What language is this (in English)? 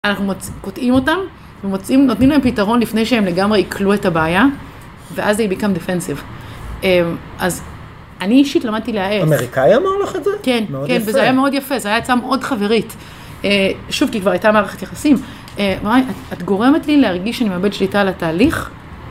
Hebrew